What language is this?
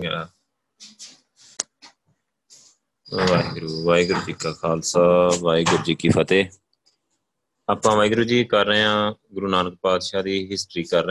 Punjabi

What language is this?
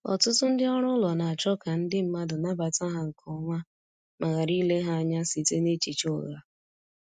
Igbo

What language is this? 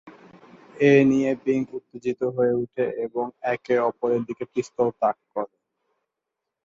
Bangla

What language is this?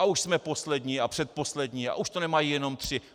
Czech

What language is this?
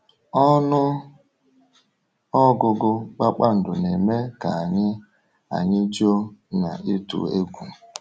Igbo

